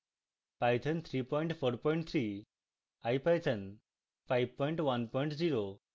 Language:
Bangla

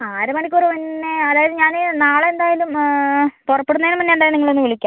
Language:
Malayalam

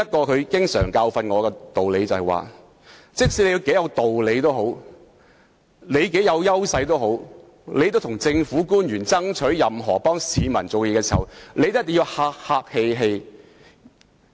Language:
Cantonese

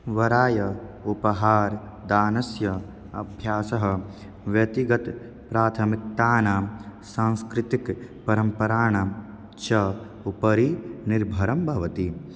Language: Sanskrit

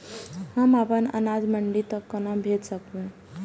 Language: Maithili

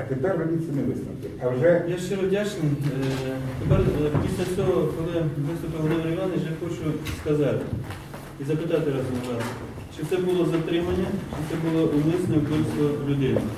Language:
Ukrainian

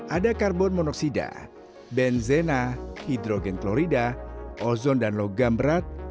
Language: Indonesian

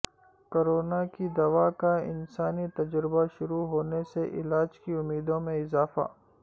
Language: Urdu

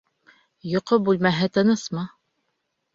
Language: Bashkir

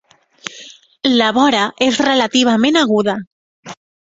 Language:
Catalan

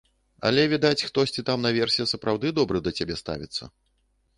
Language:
Belarusian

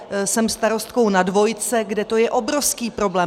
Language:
Czech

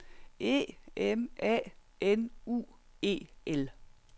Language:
Danish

